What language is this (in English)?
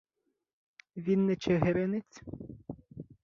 Ukrainian